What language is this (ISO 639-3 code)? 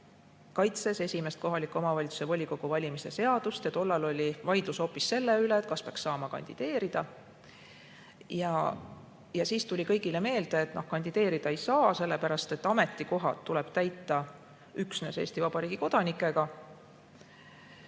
est